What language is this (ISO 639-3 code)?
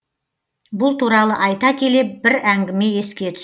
kaz